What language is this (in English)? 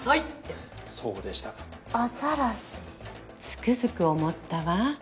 Japanese